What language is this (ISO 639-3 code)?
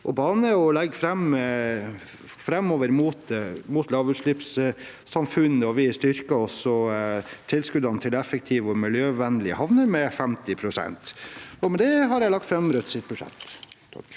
nor